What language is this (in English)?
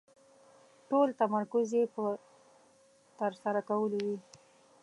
Pashto